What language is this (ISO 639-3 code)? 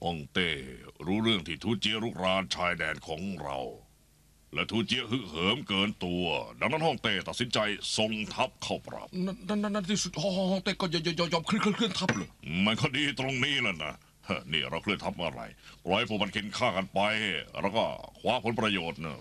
tha